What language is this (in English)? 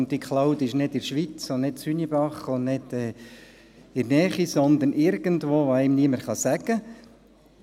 Swiss German